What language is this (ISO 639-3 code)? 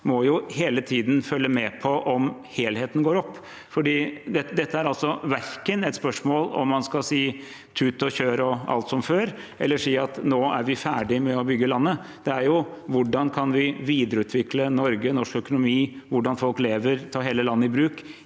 nor